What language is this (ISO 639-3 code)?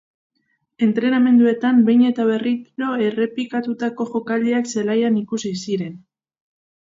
eus